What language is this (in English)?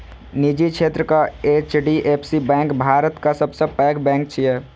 Maithili